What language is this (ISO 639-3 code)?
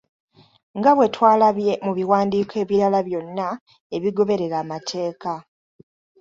lug